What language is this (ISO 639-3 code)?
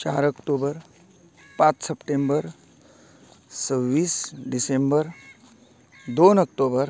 kok